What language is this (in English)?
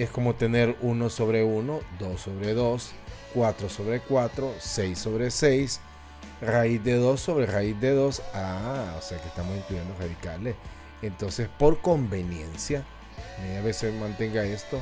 Spanish